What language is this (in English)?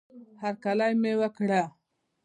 Pashto